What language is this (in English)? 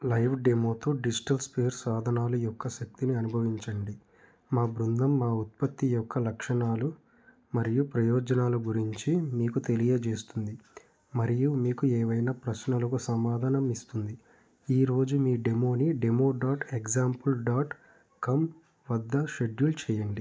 Telugu